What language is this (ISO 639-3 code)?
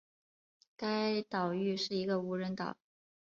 zho